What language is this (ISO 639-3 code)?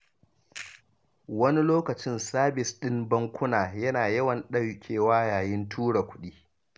hau